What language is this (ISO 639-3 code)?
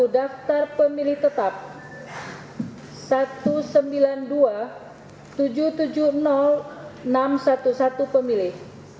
ind